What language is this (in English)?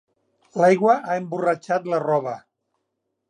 Catalan